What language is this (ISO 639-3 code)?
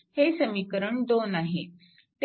mar